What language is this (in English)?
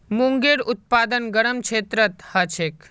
Magahi